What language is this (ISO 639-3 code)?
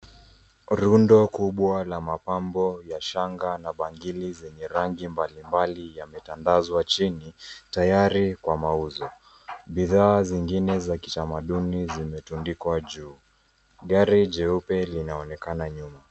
swa